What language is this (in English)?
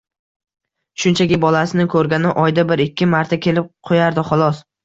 Uzbek